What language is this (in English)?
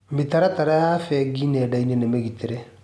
Kikuyu